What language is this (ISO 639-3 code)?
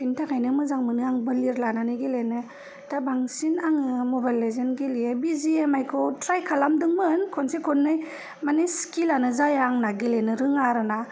brx